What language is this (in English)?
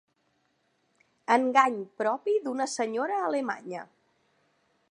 Catalan